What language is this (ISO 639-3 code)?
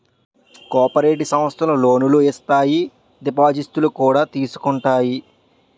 tel